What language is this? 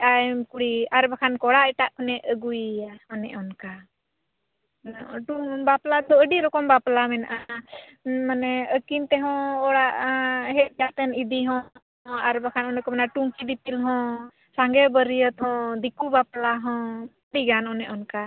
Santali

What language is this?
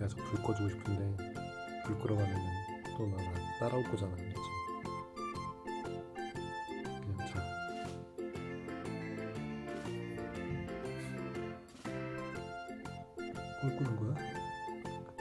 Korean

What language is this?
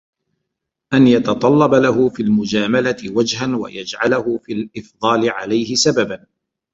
Arabic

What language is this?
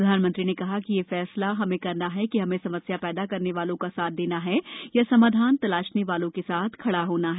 Hindi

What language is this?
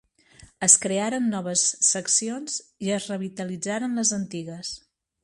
Catalan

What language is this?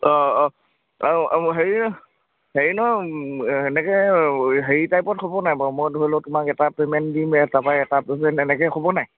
Assamese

